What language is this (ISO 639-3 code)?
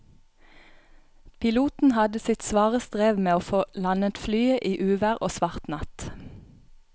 nor